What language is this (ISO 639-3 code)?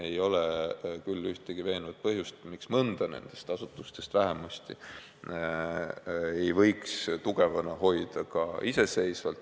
est